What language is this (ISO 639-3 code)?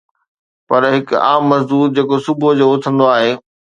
snd